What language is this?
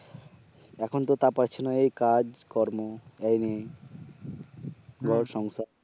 Bangla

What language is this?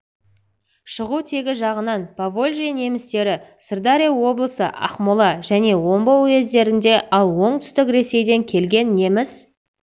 Kazakh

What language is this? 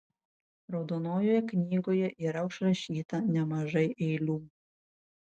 Lithuanian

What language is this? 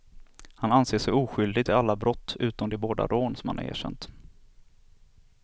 Swedish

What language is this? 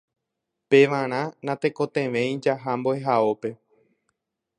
Guarani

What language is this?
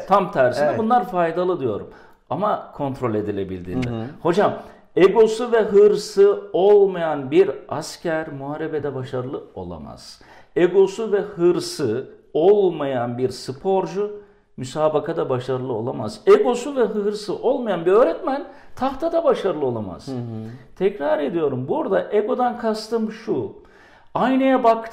Turkish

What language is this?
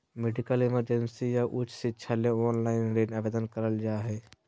Magahi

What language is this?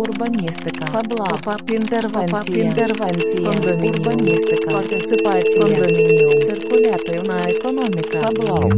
Ukrainian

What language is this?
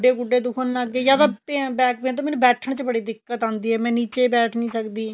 Punjabi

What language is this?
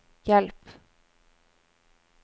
Norwegian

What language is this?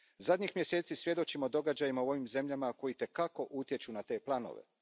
Croatian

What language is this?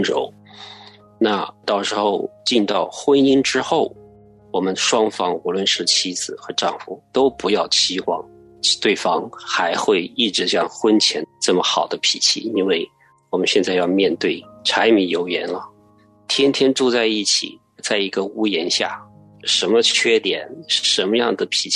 Chinese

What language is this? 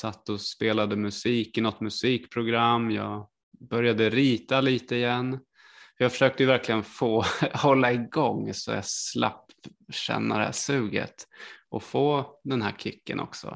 Swedish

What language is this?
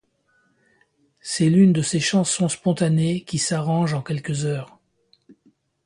French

